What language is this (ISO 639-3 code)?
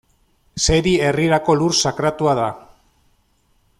eus